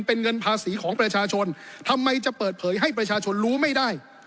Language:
Thai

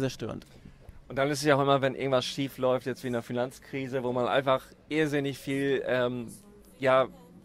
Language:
German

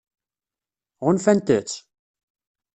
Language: Kabyle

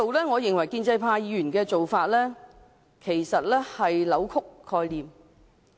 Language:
Cantonese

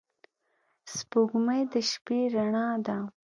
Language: Pashto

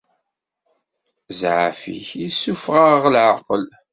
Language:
Kabyle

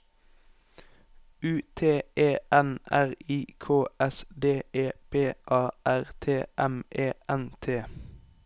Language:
Norwegian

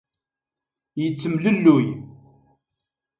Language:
Kabyle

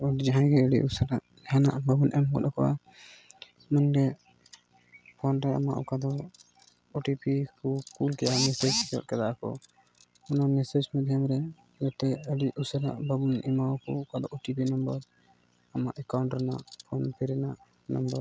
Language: Santali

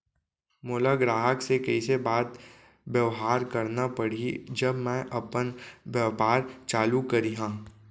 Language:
Chhattisgarhi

